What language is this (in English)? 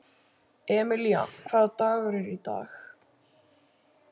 Icelandic